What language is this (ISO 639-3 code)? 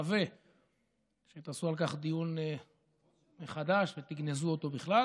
heb